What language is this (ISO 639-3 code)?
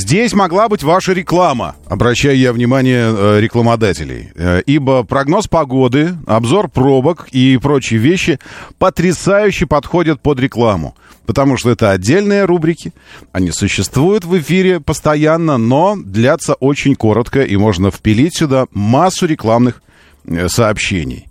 rus